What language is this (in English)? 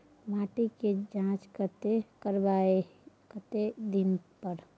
Maithili